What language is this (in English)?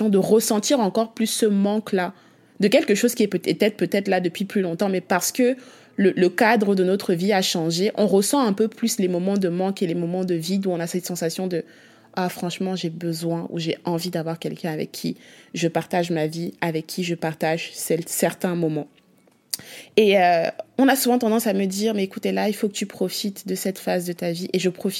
French